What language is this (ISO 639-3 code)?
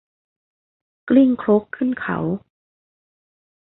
tha